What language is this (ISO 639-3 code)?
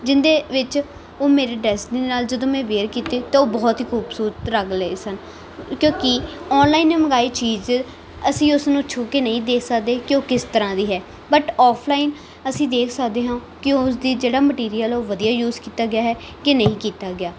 pan